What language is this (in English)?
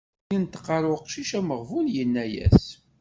Kabyle